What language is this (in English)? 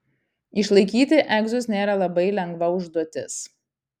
Lithuanian